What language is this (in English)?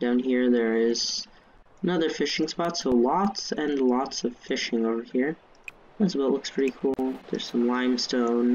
English